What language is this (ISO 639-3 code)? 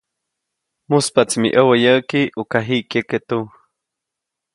zoc